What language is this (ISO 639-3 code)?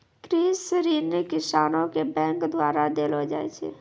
mai